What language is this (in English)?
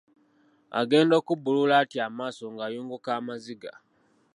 Ganda